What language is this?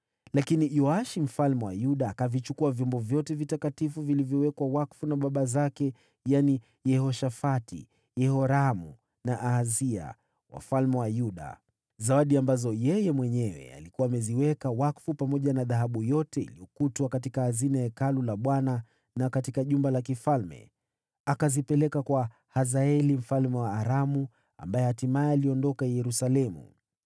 Swahili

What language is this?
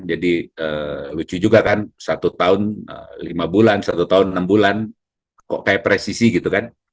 Indonesian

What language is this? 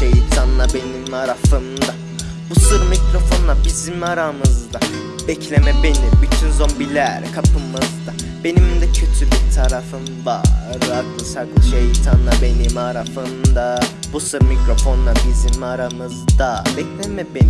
Turkish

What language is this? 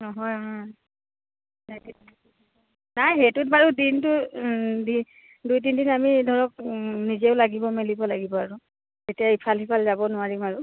Assamese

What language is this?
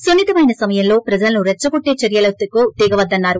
Telugu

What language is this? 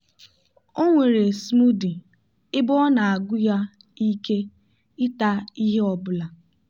Igbo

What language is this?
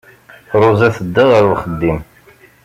Kabyle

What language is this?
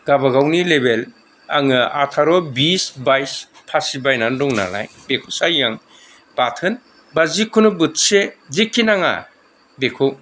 Bodo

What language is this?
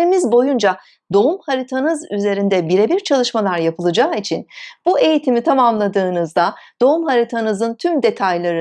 Turkish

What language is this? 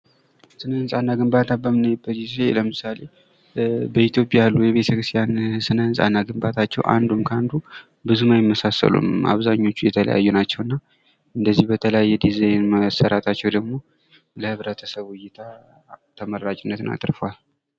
Amharic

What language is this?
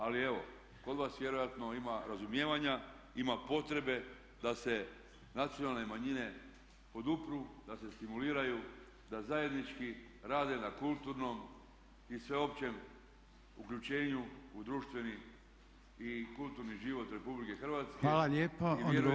Croatian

